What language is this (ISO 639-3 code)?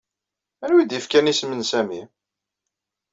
kab